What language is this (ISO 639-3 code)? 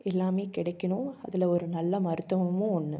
tam